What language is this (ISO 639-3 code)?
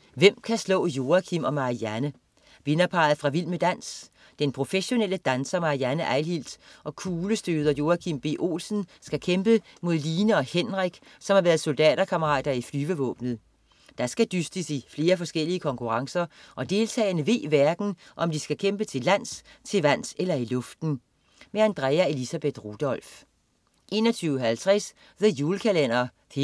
dan